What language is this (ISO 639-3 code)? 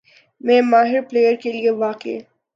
urd